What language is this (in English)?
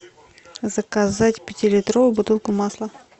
Russian